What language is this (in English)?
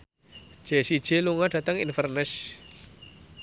Javanese